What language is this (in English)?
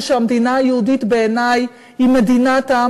Hebrew